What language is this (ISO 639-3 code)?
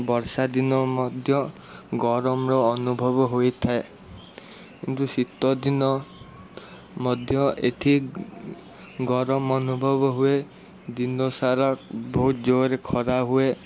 ori